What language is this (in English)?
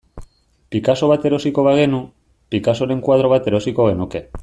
Basque